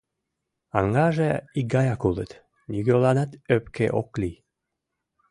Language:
Mari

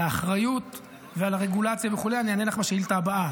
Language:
Hebrew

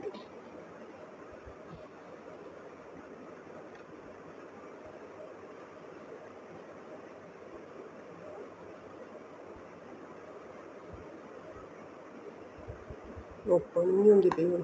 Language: Punjabi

